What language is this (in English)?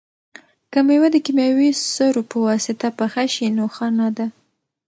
Pashto